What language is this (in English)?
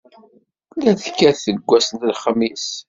Kabyle